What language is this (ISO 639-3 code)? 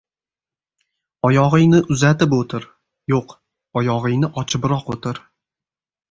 uzb